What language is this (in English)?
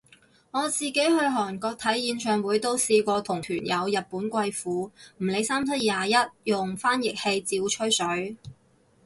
Cantonese